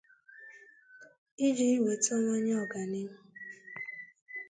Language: Igbo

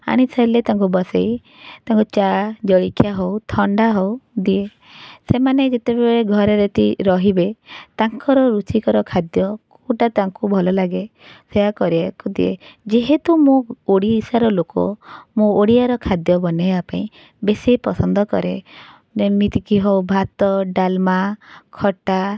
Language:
Odia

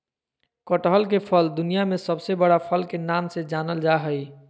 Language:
Magahi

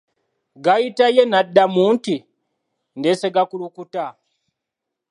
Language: Ganda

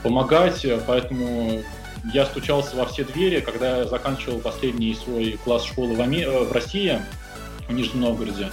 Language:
Russian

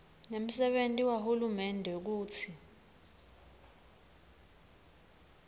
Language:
Swati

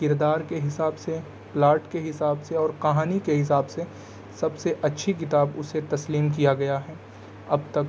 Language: Urdu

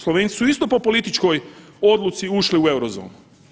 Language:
Croatian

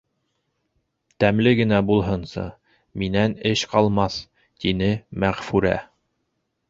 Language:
Bashkir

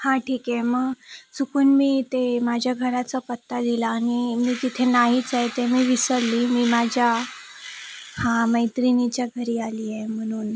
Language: Marathi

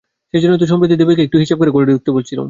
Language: Bangla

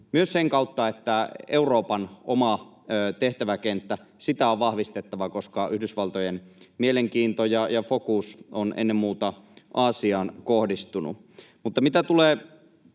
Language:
Finnish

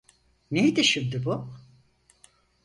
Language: Turkish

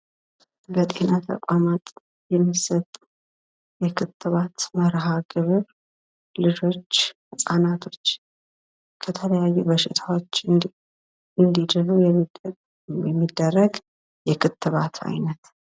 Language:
Amharic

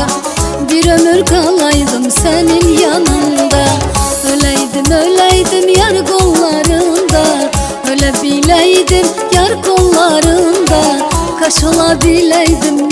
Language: Turkish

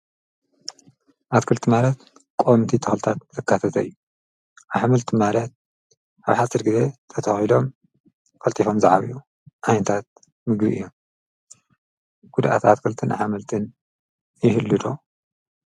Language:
Tigrinya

